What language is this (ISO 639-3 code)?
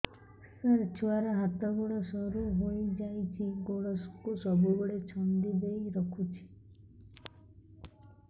ori